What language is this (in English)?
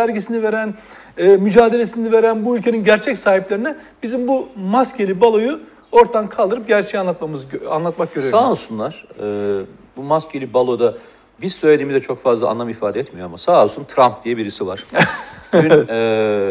Turkish